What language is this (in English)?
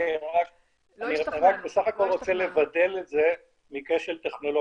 Hebrew